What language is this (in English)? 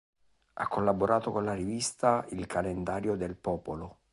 Italian